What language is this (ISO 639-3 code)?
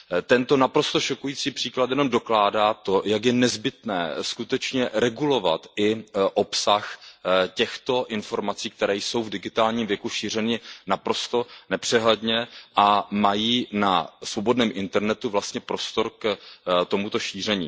ces